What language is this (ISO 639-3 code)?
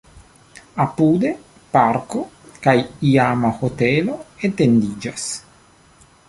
epo